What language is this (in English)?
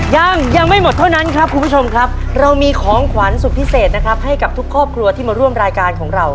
Thai